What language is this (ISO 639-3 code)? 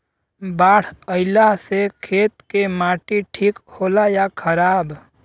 bho